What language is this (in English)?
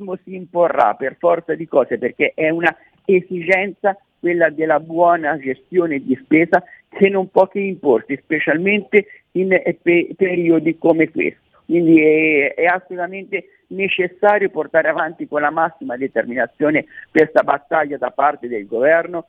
Italian